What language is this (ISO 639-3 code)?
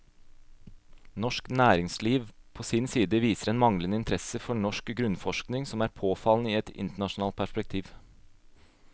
nor